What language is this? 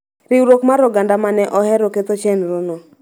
Luo (Kenya and Tanzania)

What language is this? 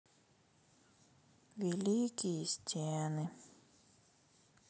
Russian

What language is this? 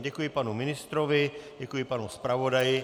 Czech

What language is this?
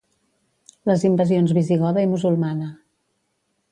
Catalan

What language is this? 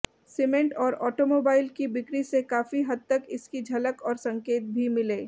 Hindi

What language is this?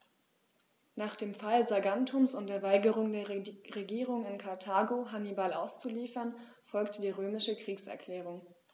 German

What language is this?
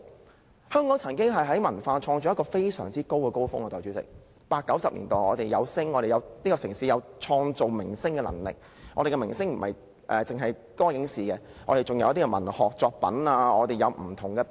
Cantonese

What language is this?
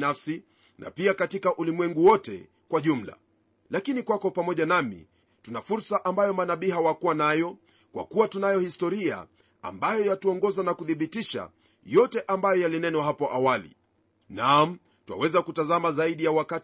Swahili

